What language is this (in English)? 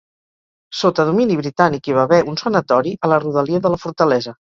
Catalan